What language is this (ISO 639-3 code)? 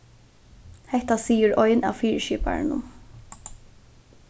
fao